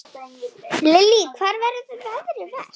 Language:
Icelandic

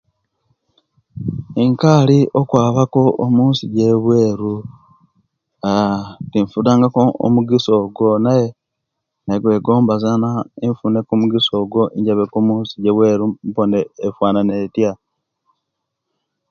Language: Kenyi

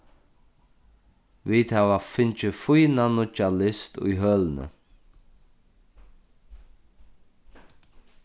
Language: Faroese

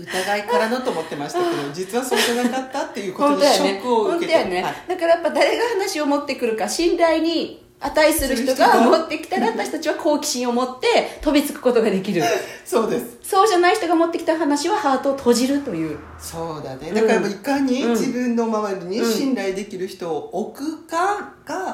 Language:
Japanese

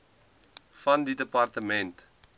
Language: Afrikaans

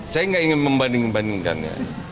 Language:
Indonesian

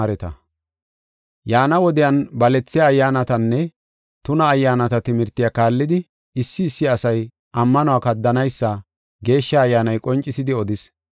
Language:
Gofa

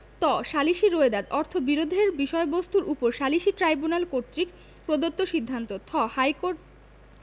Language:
Bangla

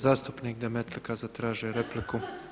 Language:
Croatian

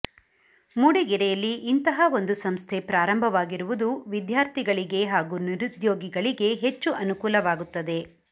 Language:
Kannada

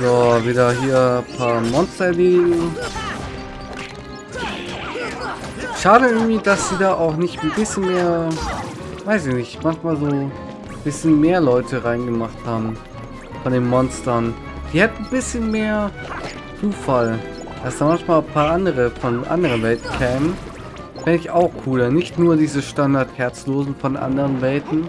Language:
German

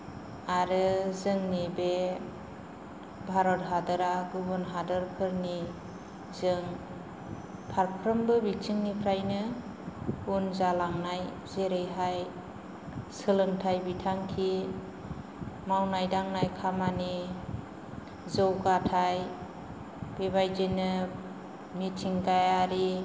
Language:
Bodo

